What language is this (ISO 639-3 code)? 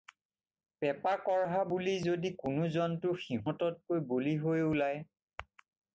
asm